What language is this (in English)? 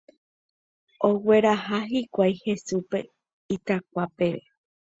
Guarani